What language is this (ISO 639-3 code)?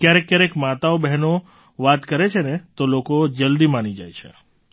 guj